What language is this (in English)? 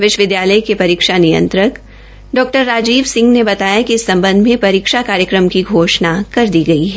Hindi